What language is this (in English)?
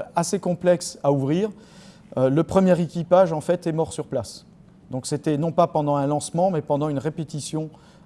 French